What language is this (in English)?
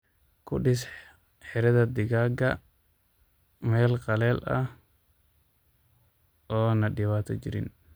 Somali